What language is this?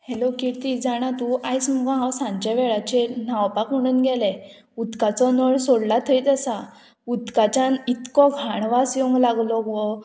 Konkani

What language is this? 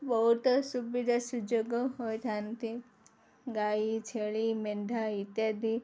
Odia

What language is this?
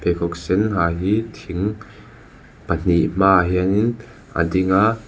Mizo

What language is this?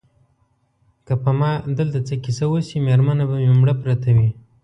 Pashto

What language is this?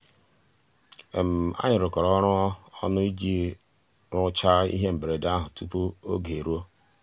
Igbo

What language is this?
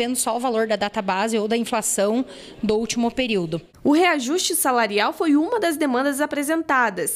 Portuguese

